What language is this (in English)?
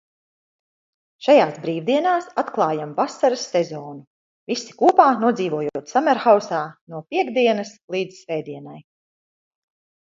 Latvian